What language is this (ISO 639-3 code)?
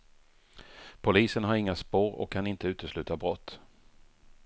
swe